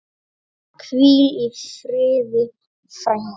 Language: Icelandic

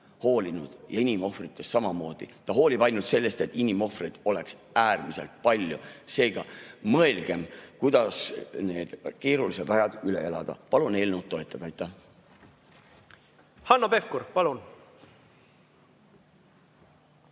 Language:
Estonian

